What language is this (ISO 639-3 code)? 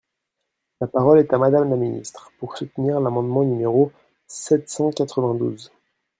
fra